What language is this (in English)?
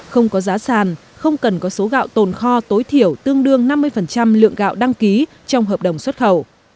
Vietnamese